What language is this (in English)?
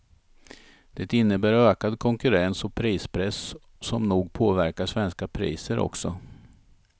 Swedish